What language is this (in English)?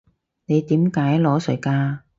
Cantonese